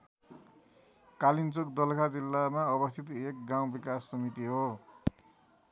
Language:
Nepali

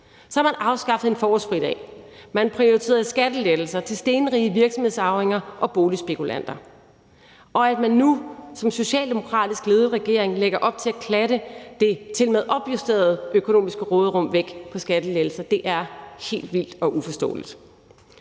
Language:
Danish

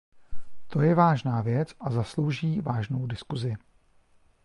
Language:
Czech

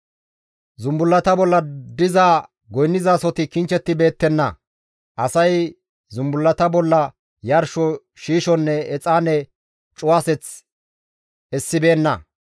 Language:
Gamo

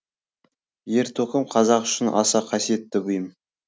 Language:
Kazakh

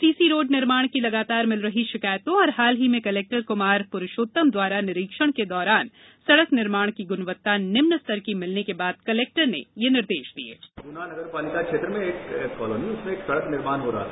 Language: Hindi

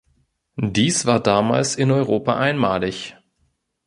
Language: German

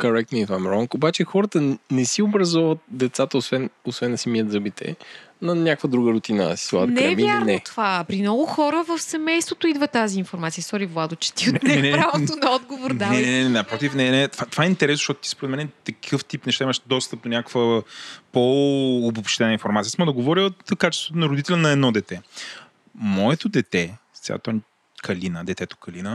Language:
Bulgarian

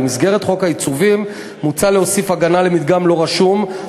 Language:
Hebrew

